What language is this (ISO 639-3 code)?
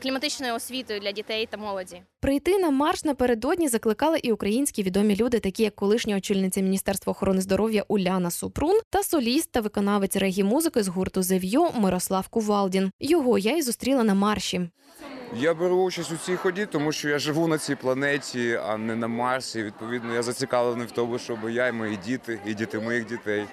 ukr